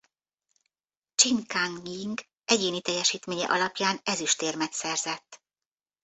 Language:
Hungarian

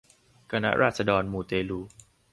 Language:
Thai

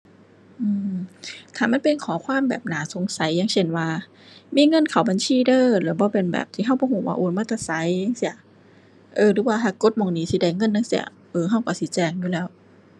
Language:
Thai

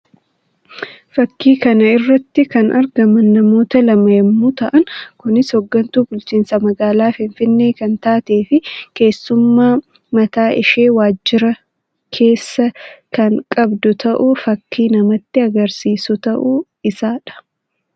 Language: Oromo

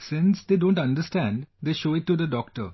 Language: English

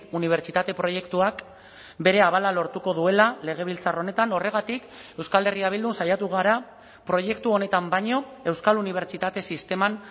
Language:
Basque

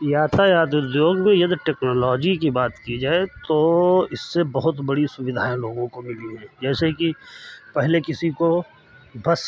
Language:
Hindi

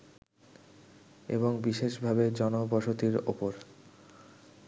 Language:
Bangla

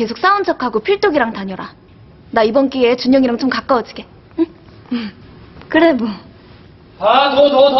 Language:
Korean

